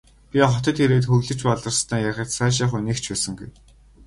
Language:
Mongolian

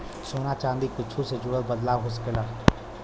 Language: Bhojpuri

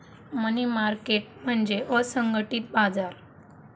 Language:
Marathi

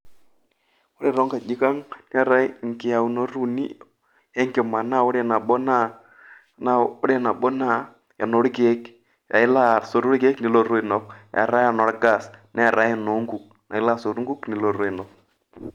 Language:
Masai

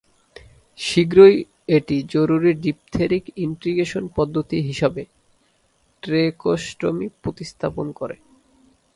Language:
Bangla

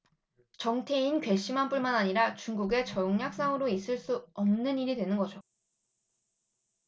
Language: Korean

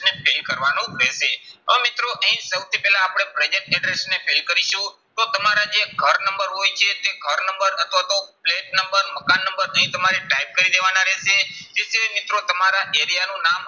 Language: Gujarati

